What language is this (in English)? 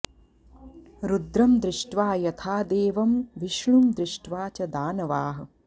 Sanskrit